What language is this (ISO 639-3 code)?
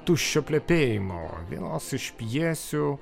lit